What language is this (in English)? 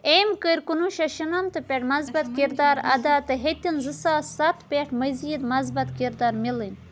Kashmiri